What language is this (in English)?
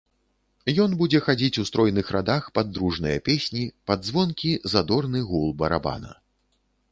Belarusian